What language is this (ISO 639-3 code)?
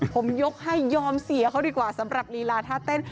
tha